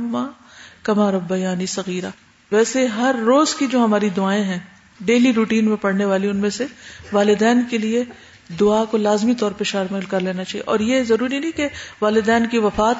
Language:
Urdu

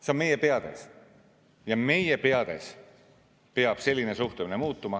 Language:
Estonian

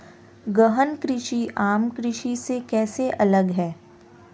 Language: Hindi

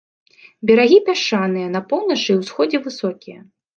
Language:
Belarusian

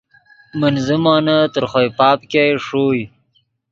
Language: Yidgha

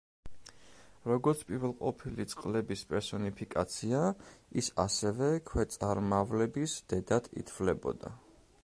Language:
Georgian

